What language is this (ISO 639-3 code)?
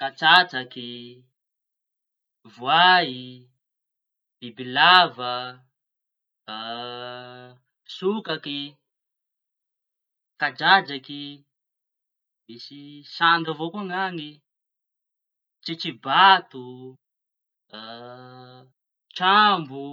txy